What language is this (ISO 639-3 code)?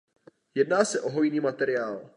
ces